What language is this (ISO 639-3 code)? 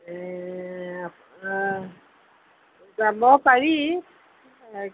asm